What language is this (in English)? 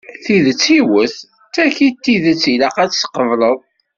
Kabyle